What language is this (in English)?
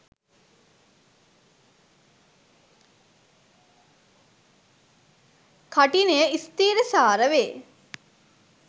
Sinhala